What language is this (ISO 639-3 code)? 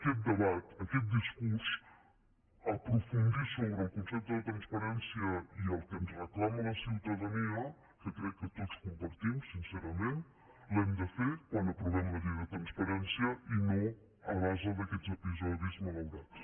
cat